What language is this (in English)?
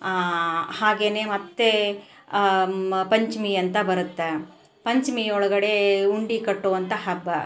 Kannada